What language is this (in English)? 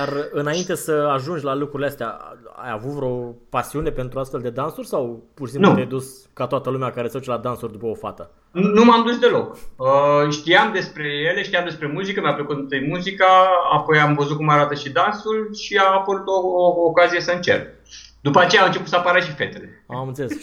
Romanian